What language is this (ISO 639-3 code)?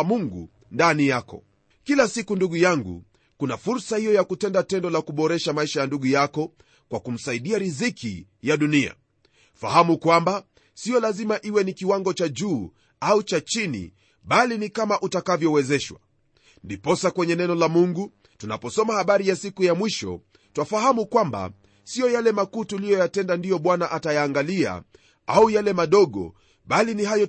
swa